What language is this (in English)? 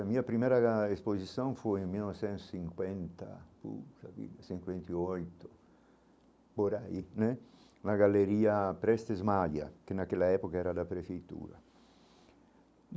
Portuguese